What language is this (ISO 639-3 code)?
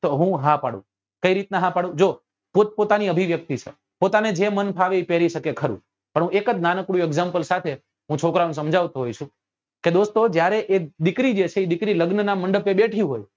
guj